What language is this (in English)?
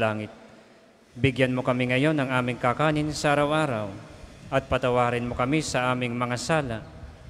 Filipino